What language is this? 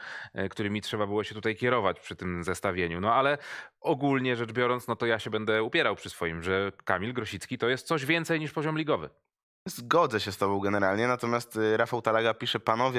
Polish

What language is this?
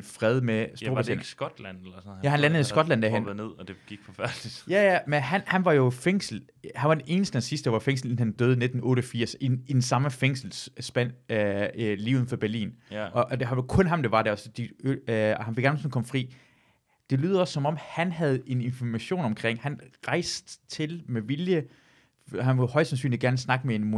Danish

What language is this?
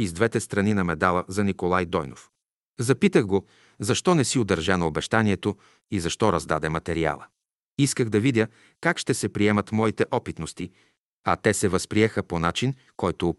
Bulgarian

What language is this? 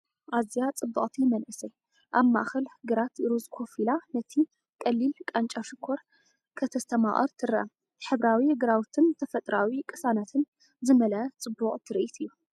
Tigrinya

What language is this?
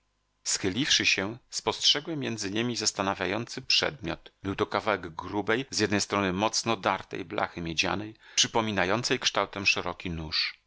Polish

